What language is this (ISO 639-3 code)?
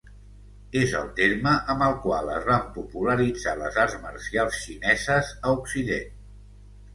cat